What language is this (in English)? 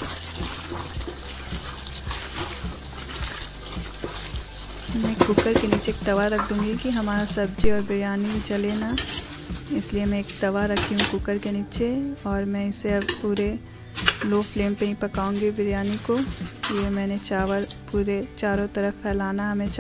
Hindi